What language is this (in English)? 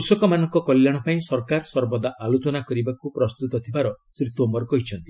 Odia